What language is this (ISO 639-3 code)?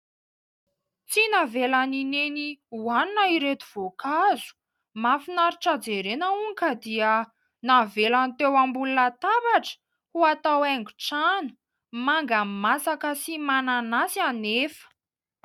mlg